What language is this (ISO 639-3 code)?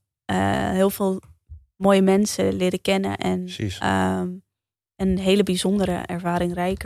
nld